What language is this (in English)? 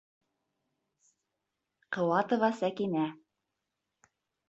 Bashkir